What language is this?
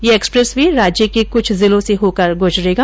Hindi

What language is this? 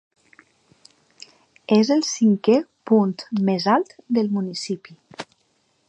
Catalan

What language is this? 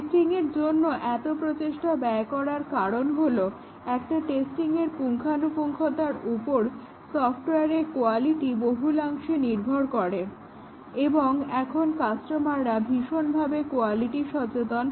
Bangla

